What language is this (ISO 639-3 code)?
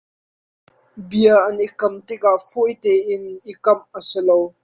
cnh